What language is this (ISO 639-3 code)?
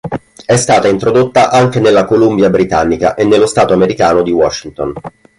ita